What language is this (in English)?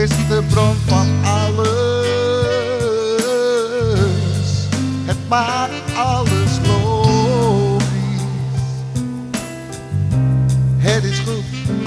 Dutch